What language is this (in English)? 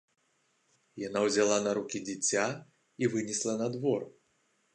Belarusian